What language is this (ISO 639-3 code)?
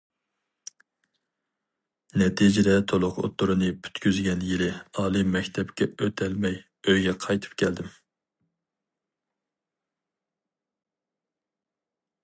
uig